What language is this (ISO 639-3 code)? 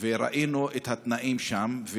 heb